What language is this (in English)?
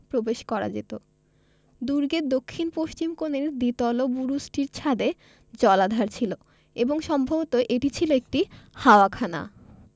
Bangla